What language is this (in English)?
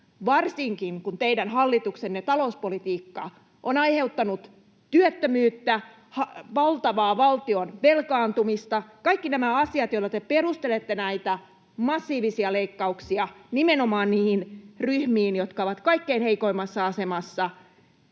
Finnish